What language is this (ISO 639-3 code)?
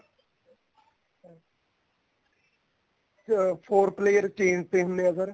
pan